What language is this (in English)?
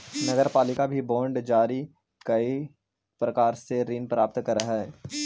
Magahi